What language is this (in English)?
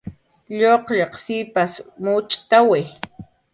Jaqaru